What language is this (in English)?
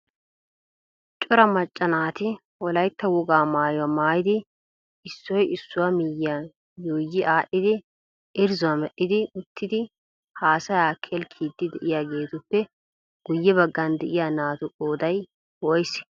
Wolaytta